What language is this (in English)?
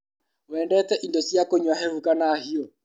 Kikuyu